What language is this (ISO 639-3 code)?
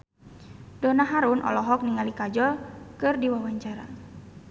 sun